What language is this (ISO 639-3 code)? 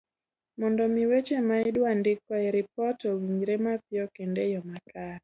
luo